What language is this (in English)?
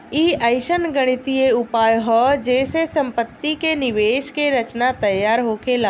Bhojpuri